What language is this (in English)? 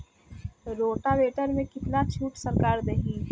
Bhojpuri